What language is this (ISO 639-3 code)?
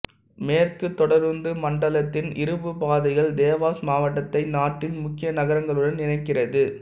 tam